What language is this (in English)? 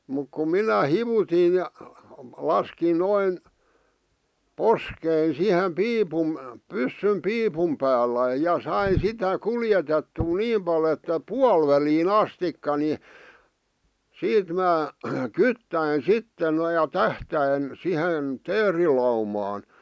Finnish